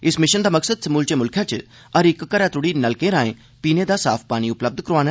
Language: Dogri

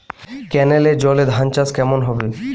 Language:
Bangla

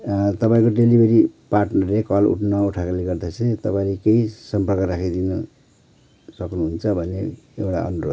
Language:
Nepali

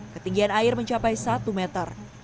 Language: Indonesian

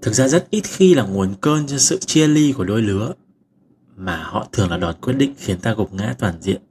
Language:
Vietnamese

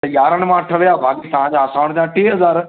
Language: Sindhi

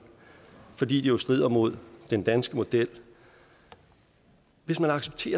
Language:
Danish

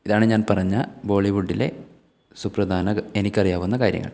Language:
Malayalam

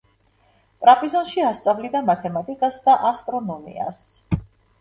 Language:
Georgian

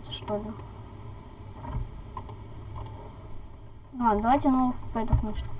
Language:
Russian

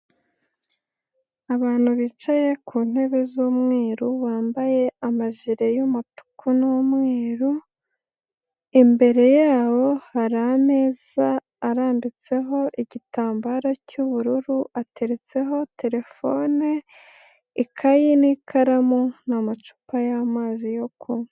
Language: Kinyarwanda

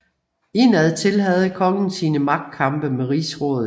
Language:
Danish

